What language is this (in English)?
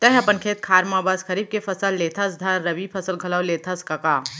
Chhattisgarhi